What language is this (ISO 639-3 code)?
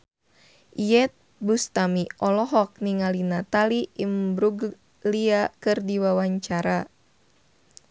sun